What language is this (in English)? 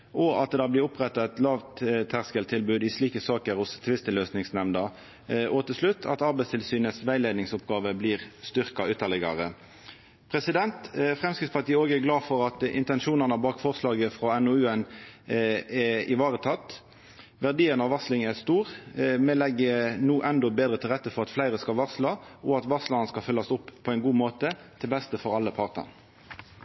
Norwegian Nynorsk